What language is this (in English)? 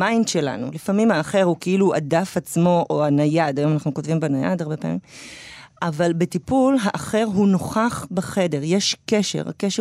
Hebrew